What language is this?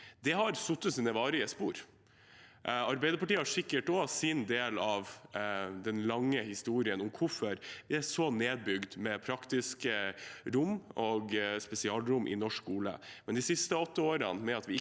Norwegian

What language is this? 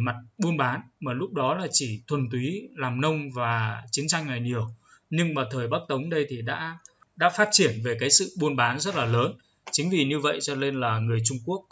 Vietnamese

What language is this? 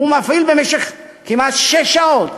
Hebrew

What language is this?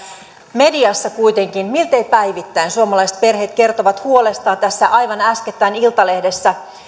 Finnish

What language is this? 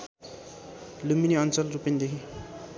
Nepali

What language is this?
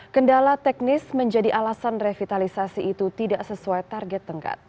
Indonesian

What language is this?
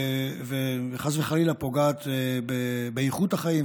Hebrew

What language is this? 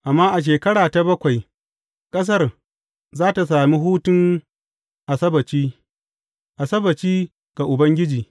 Hausa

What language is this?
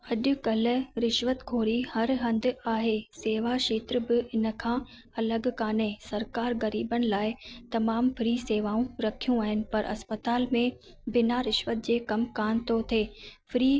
Sindhi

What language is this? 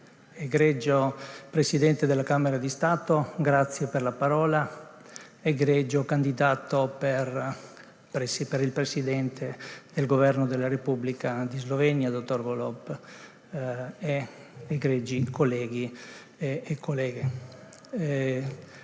Slovenian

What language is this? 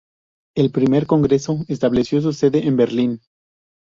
Spanish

